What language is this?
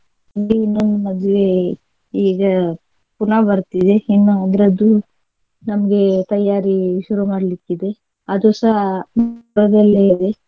Kannada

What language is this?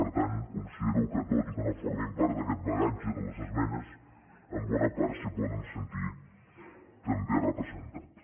Catalan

